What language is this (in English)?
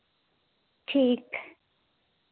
Dogri